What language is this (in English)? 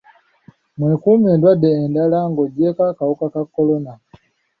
Ganda